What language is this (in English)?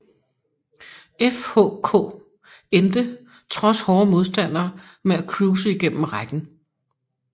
Danish